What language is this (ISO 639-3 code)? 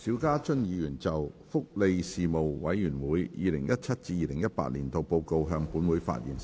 yue